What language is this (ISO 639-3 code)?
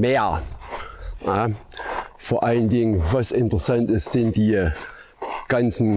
deu